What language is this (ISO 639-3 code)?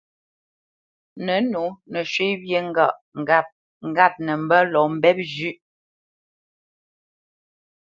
bce